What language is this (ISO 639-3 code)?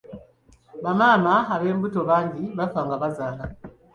lug